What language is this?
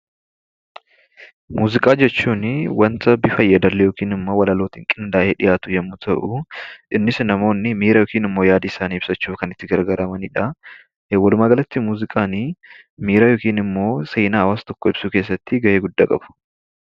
Oromo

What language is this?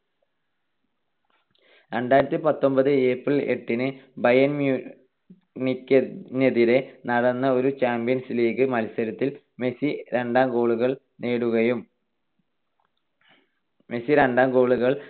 Malayalam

